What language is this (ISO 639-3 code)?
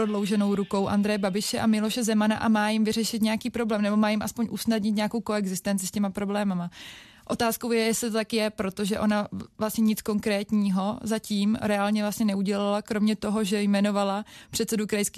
ces